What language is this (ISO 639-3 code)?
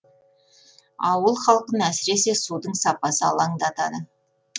kaz